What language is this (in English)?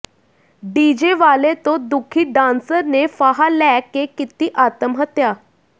Punjabi